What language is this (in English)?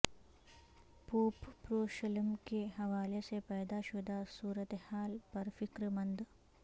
Urdu